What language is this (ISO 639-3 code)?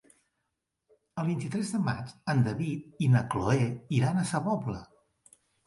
cat